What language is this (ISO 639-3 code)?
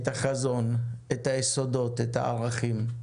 heb